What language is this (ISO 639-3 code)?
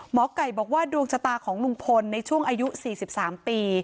tha